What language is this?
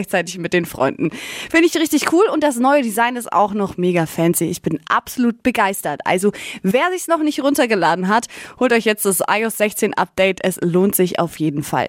German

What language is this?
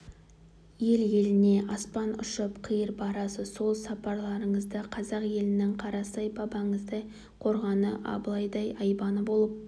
Kazakh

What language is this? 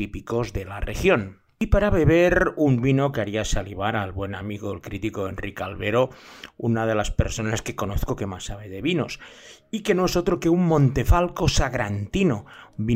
Spanish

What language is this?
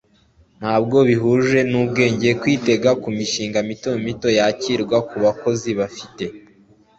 Kinyarwanda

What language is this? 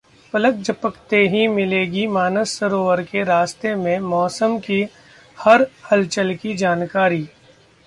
Hindi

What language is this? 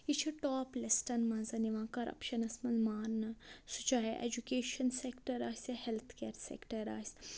Kashmiri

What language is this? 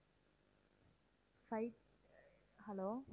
Tamil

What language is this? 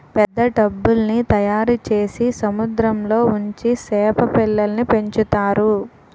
Telugu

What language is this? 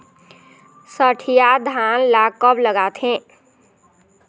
Chhattisgarhi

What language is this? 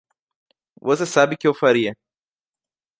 Portuguese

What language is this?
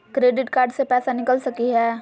Magahi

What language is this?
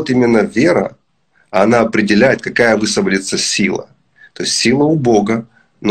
Russian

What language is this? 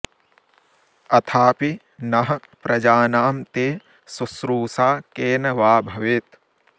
Sanskrit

